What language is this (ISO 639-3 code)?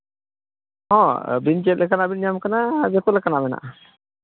sat